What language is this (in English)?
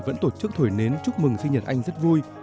Vietnamese